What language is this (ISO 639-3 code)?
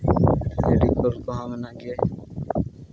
sat